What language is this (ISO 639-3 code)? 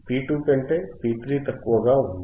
tel